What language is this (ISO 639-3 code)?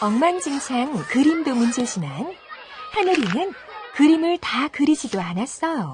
kor